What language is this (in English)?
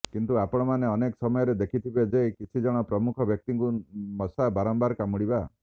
Odia